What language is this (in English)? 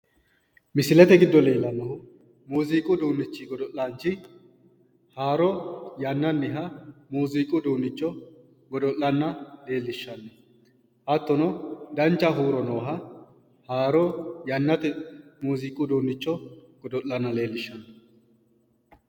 Sidamo